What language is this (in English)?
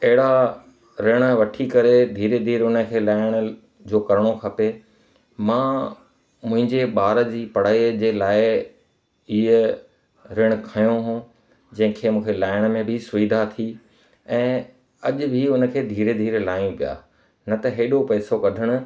Sindhi